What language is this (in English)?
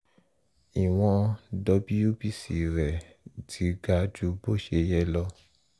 Yoruba